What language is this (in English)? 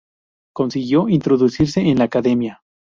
Spanish